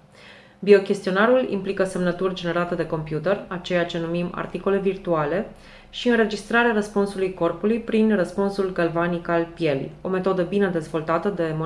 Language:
Romanian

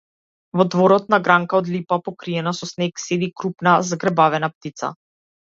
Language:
Macedonian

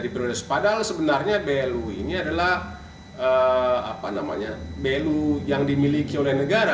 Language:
Indonesian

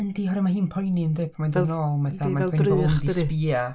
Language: Welsh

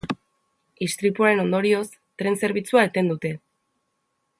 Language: Basque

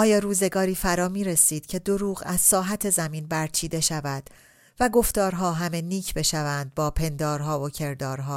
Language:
Persian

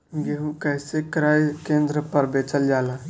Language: Bhojpuri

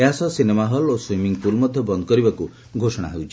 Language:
Odia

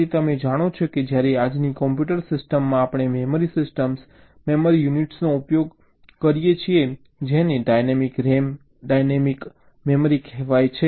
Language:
Gujarati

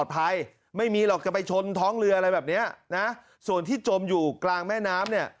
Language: Thai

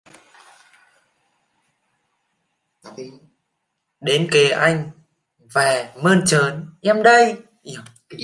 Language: Vietnamese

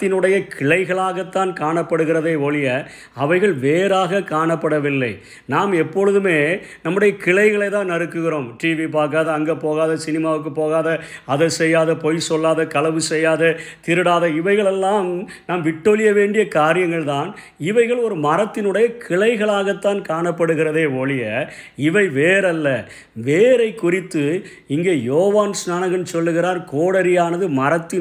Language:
Tamil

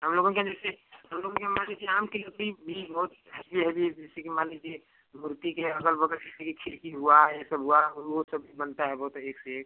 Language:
Hindi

